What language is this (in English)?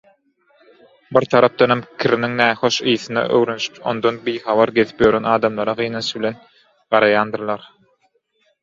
Turkmen